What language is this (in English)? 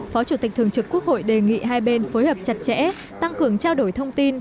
Vietnamese